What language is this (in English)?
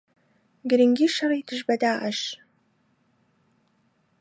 Central Kurdish